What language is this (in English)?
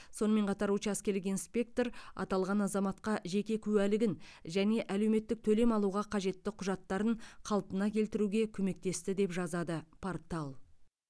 Kazakh